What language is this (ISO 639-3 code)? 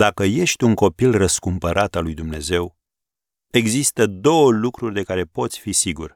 ron